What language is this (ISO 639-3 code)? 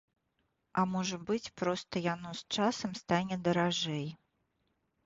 bel